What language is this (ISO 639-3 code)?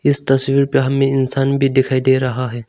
hin